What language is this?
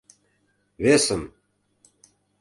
Mari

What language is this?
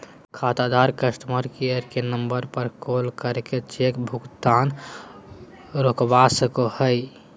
Magahi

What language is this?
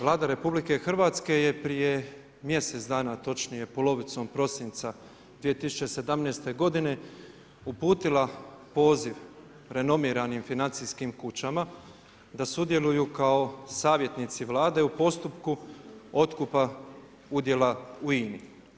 Croatian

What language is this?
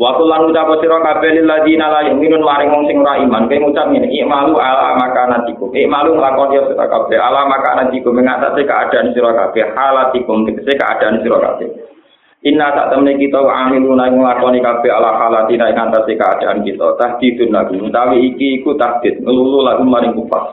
Indonesian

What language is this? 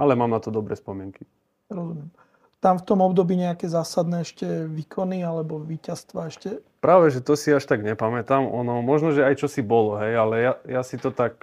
Slovak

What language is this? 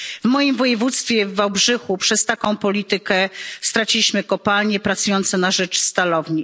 Polish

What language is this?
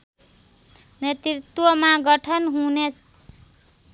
Nepali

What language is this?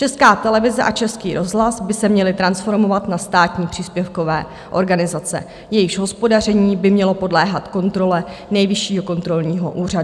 Czech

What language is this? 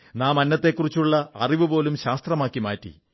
Malayalam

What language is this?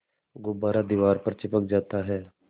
Hindi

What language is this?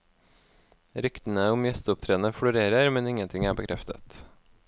Norwegian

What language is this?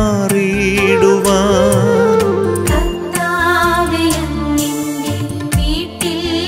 Hindi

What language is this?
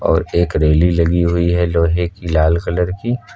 Hindi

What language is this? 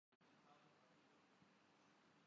Urdu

